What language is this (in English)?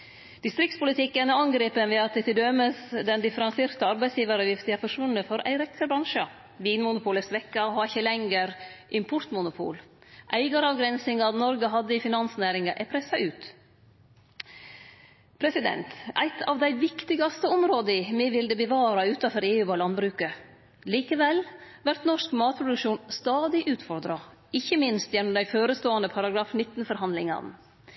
Norwegian Nynorsk